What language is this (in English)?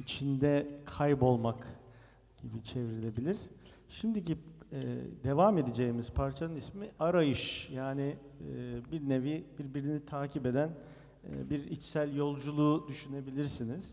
Turkish